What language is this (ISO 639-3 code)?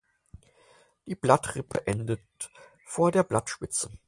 deu